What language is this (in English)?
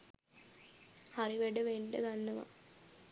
Sinhala